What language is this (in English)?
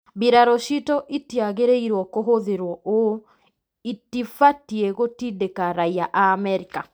Kikuyu